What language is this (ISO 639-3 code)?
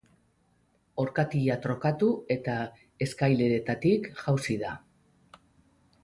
eus